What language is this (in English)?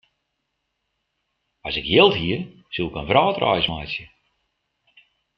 Western Frisian